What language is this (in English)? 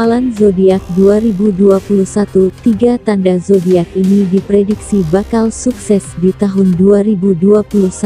Indonesian